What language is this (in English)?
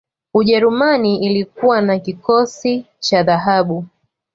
Swahili